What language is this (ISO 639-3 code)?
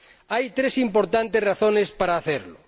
spa